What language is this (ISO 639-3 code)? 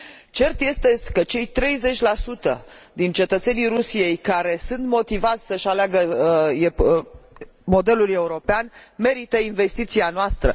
ron